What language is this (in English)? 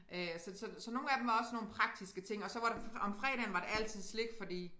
Danish